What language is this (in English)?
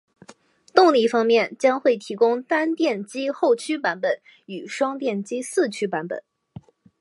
Chinese